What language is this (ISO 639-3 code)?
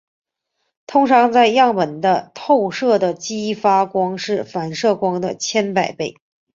zho